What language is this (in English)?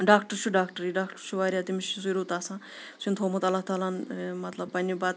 Kashmiri